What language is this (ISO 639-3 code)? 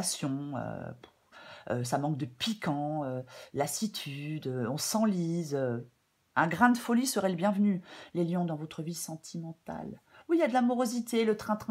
fra